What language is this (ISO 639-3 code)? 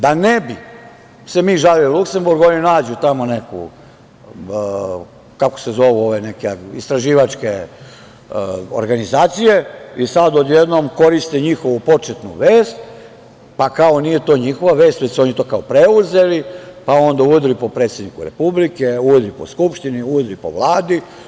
srp